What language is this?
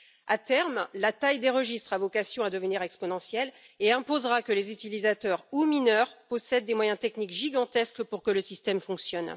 French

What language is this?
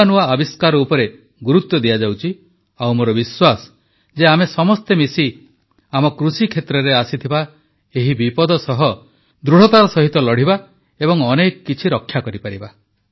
Odia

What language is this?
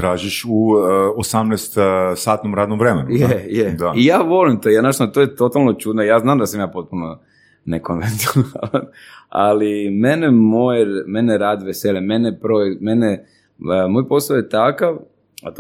Croatian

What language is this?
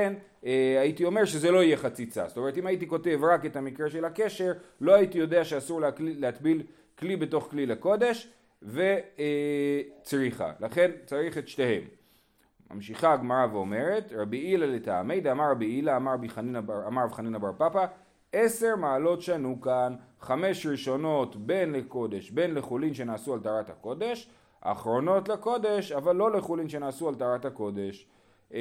Hebrew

